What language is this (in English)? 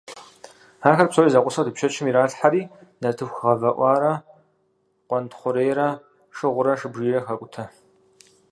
Kabardian